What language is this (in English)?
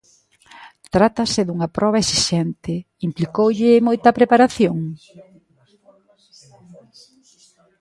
Galician